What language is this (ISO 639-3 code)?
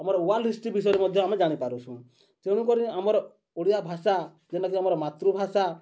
ori